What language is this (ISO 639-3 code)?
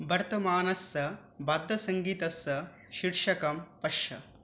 san